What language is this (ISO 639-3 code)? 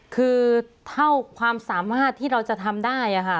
tha